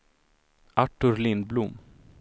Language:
Swedish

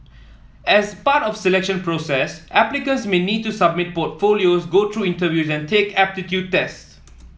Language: English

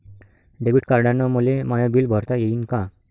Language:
Marathi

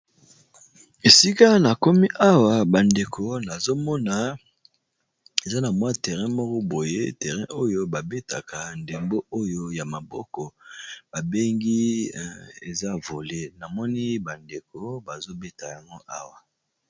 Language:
Lingala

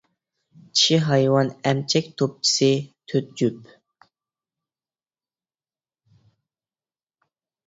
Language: Uyghur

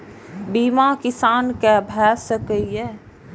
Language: Maithili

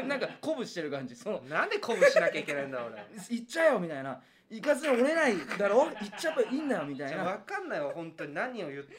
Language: Japanese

